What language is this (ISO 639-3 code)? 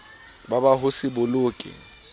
sot